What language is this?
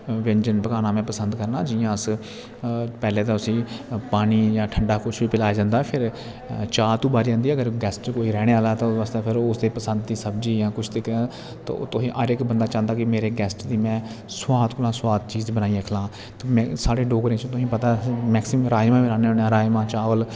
Dogri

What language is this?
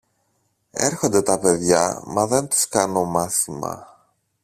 Greek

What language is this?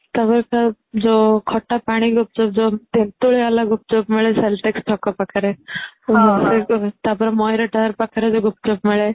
Odia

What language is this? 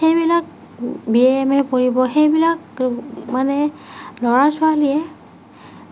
Assamese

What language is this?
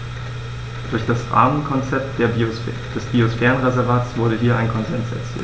German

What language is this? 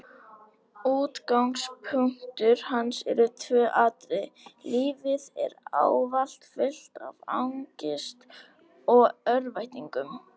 Icelandic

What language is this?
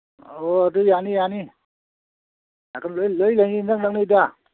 Manipuri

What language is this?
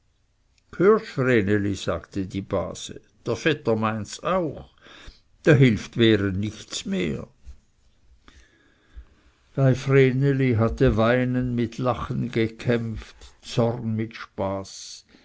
German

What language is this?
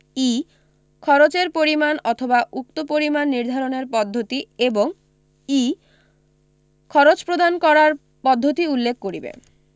Bangla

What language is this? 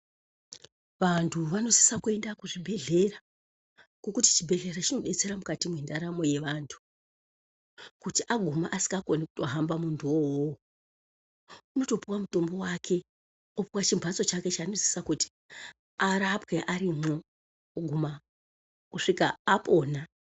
Ndau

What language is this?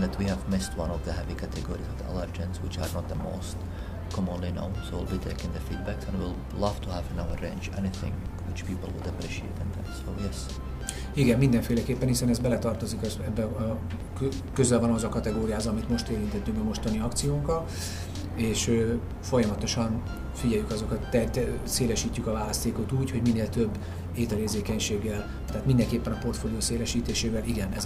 Hungarian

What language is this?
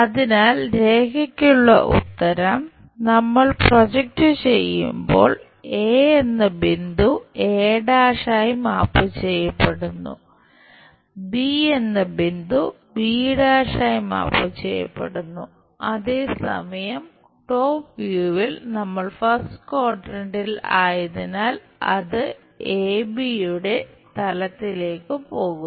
Malayalam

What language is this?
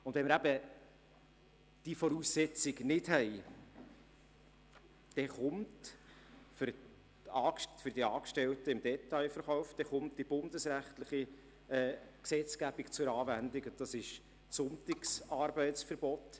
Swiss German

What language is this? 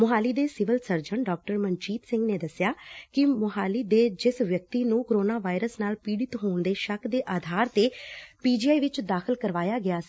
Punjabi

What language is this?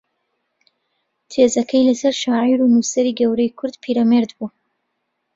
Central Kurdish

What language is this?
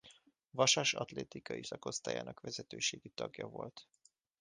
Hungarian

